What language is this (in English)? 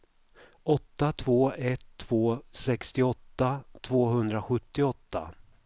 Swedish